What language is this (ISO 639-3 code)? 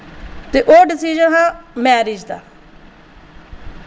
doi